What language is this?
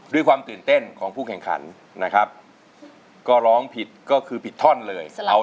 Thai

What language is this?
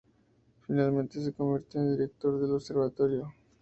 Spanish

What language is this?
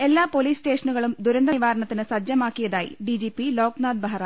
Malayalam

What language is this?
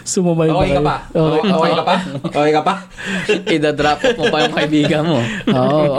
Filipino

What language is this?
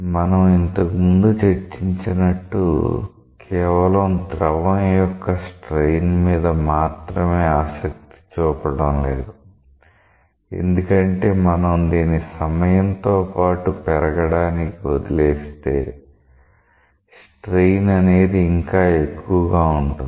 Telugu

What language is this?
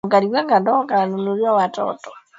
Swahili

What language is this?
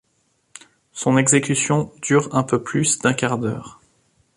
French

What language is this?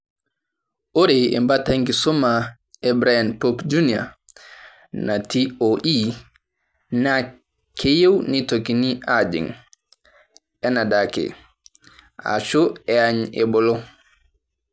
Masai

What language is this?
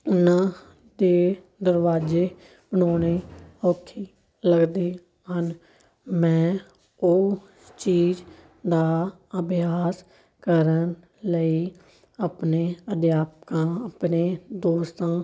Punjabi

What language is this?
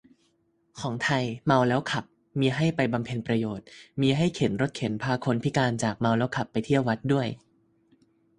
Thai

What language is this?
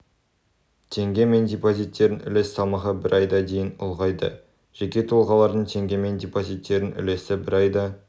Kazakh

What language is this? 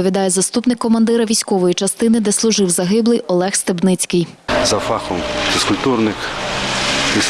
Ukrainian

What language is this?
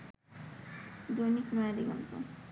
Bangla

